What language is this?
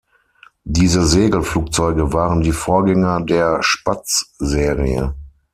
German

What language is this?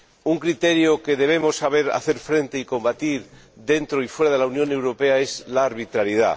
Spanish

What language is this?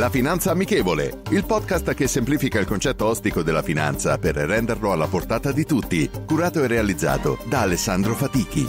Italian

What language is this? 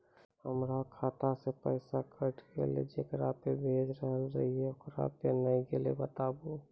Maithili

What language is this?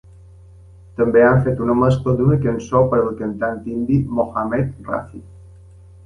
Catalan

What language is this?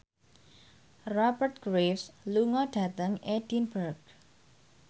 Javanese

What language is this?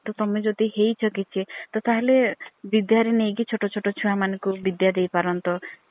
Odia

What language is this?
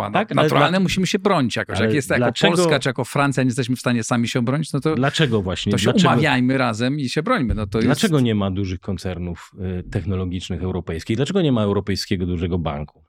Polish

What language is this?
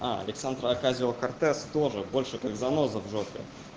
Russian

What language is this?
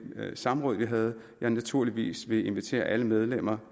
Danish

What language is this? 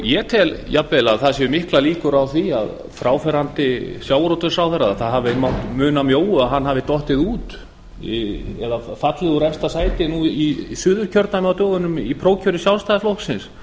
Icelandic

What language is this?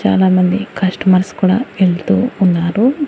Telugu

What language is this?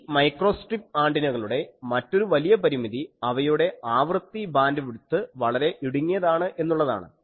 Malayalam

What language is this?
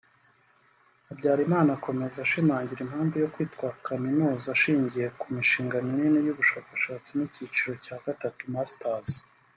Kinyarwanda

